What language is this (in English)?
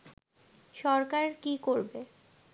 Bangla